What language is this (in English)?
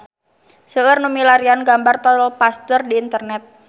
Sundanese